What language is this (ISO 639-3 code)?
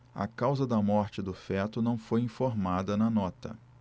por